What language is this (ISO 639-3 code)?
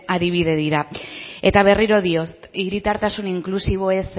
eus